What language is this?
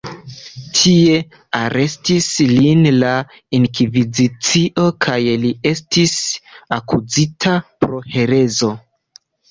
Esperanto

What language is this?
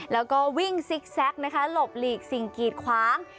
Thai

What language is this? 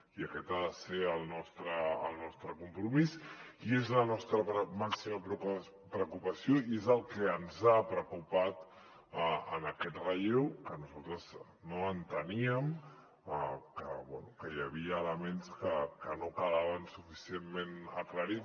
Catalan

